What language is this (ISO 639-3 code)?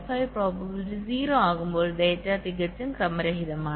mal